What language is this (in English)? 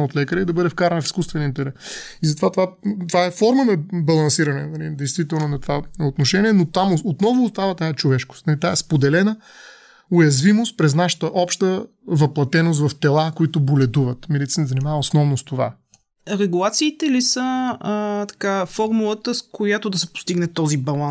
Bulgarian